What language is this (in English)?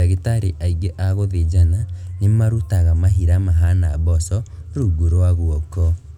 Kikuyu